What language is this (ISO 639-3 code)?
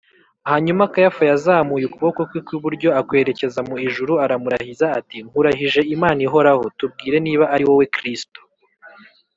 kin